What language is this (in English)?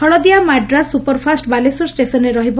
Odia